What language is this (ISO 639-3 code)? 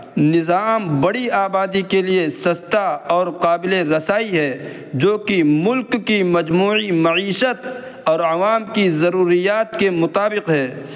urd